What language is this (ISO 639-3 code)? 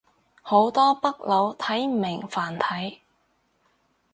yue